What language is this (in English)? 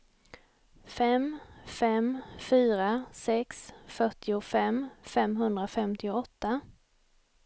Swedish